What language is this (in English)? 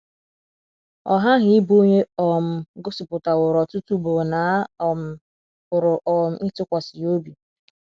Igbo